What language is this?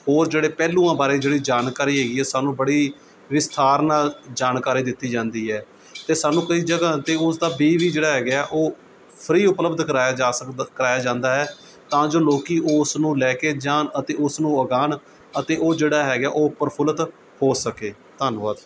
Punjabi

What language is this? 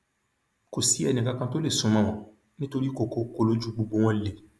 Yoruba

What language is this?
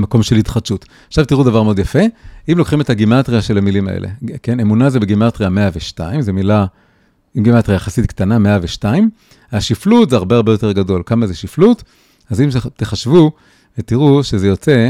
Hebrew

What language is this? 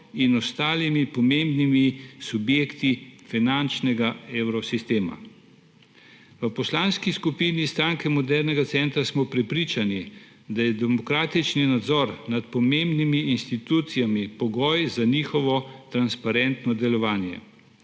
Slovenian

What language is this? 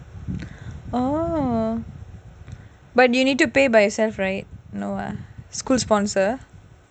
English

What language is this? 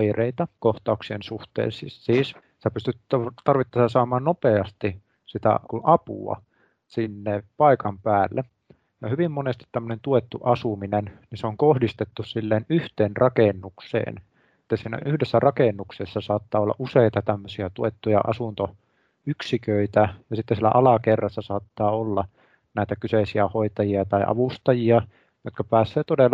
Finnish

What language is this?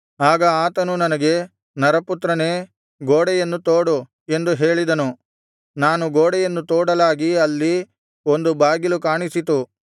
Kannada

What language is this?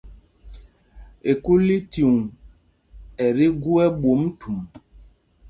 Mpumpong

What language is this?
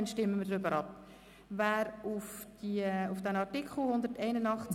Swiss German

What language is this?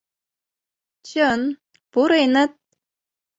Mari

